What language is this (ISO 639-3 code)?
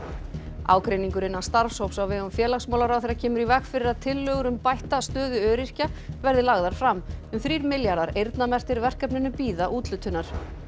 isl